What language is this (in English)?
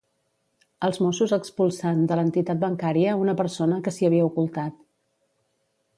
Catalan